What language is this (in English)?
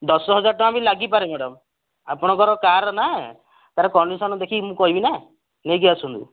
Odia